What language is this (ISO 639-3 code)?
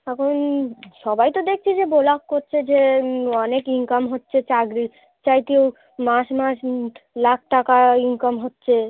ben